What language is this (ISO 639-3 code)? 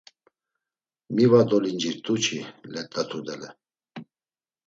lzz